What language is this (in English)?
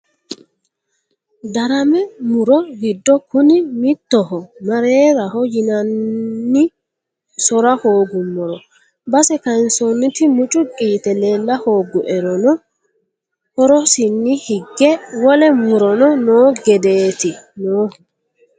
Sidamo